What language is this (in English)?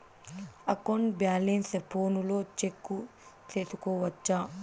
Telugu